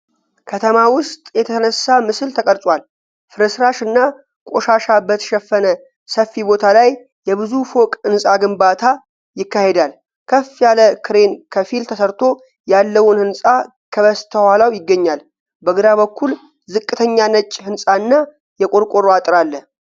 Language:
Amharic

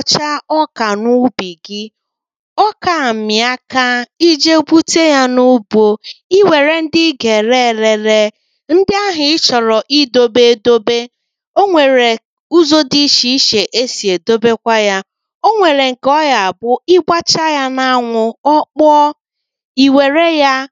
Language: Igbo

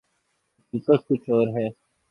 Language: Urdu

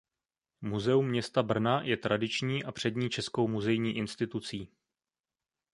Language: Czech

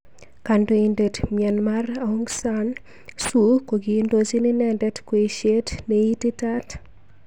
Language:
Kalenjin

